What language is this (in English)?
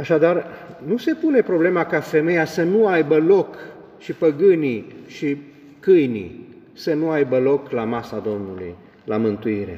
Romanian